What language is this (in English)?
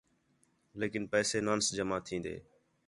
Khetrani